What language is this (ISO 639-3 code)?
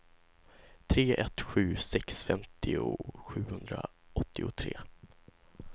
swe